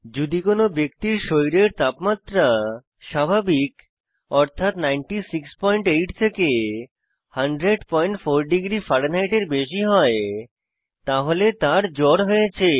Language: Bangla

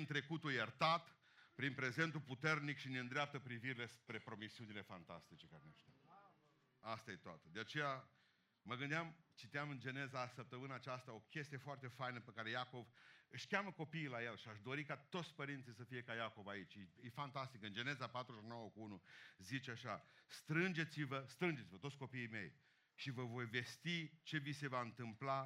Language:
Romanian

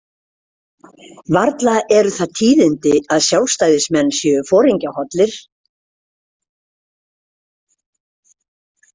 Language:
Icelandic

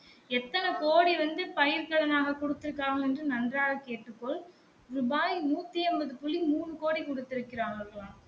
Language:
Tamil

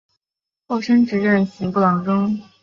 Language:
Chinese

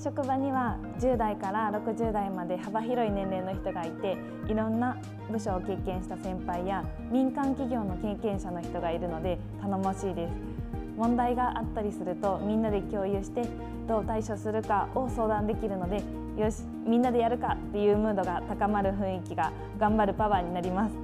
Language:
Japanese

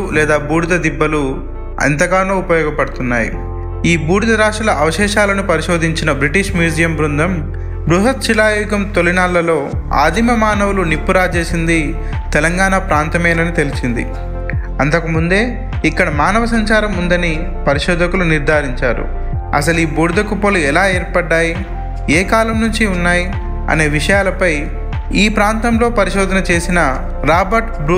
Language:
Telugu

